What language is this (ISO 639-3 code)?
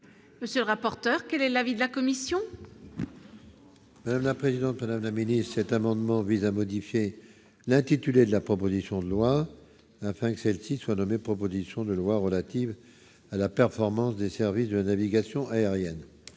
fra